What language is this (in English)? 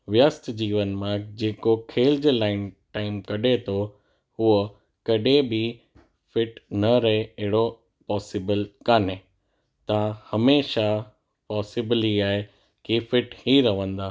Sindhi